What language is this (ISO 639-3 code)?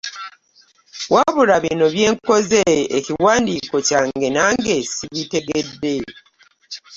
lug